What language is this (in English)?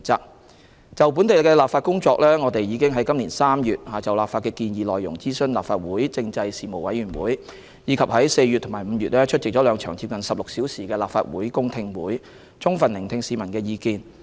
Cantonese